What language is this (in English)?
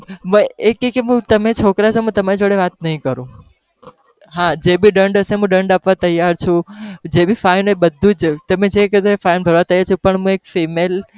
Gujarati